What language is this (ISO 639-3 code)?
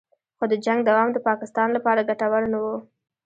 pus